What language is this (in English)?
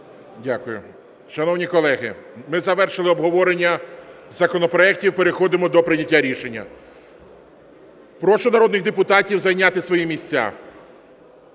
Ukrainian